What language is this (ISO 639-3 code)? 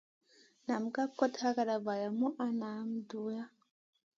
mcn